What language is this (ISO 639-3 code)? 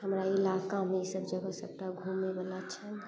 mai